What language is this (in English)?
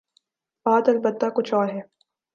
Urdu